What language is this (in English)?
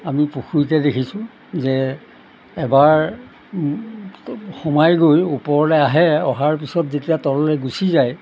Assamese